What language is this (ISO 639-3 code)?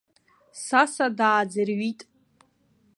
abk